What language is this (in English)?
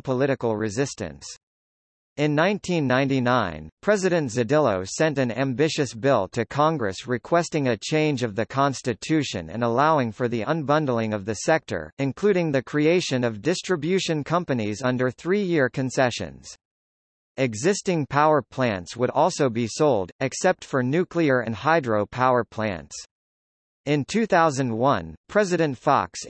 English